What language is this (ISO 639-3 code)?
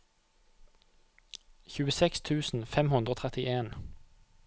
nor